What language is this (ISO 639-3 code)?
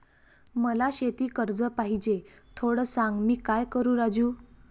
mar